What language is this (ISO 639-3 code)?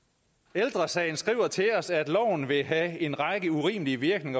dan